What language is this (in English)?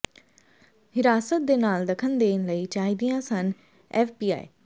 Punjabi